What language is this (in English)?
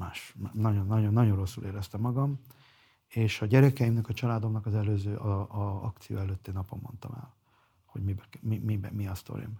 Hungarian